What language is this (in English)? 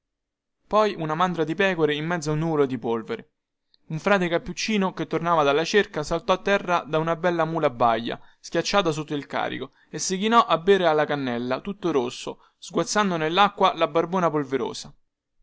Italian